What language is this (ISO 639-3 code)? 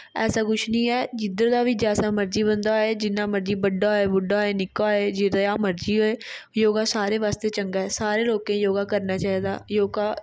doi